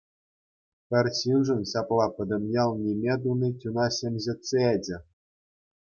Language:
Chuvash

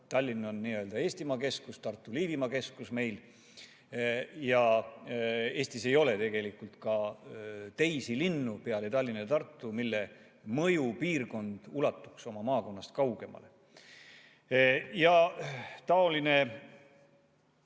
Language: Estonian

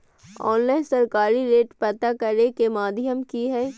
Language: Magahi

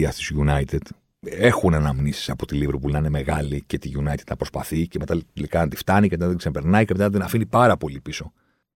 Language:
Greek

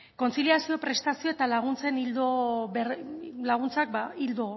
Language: Basque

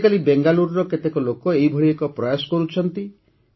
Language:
Odia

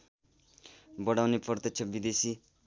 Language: Nepali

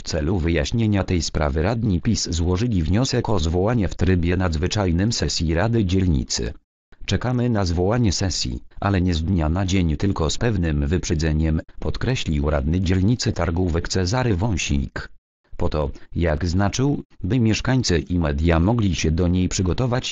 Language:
Polish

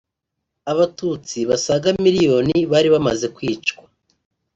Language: Kinyarwanda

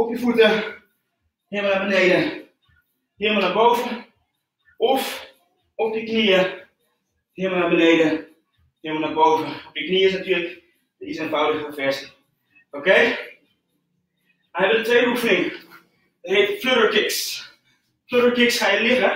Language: Dutch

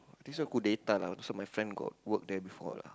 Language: English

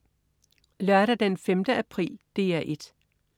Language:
Danish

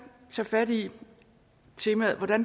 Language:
Danish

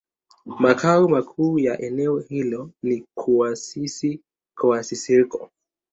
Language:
Swahili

